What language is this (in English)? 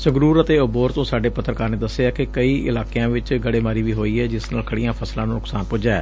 Punjabi